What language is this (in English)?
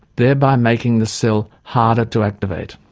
English